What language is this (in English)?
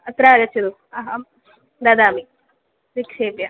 Sanskrit